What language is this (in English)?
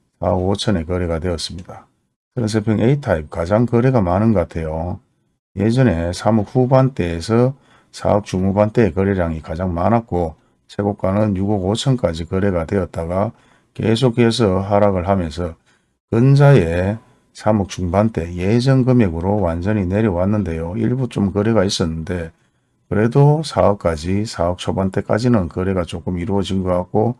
Korean